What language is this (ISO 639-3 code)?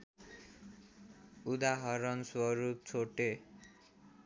nep